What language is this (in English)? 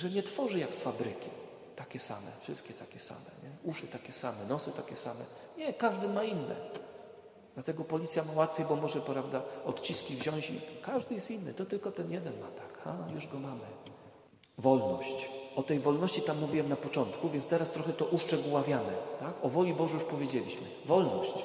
Polish